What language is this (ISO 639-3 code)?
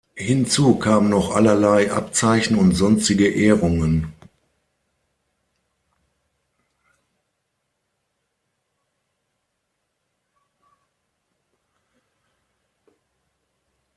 deu